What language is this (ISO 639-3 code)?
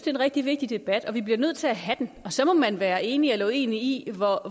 dan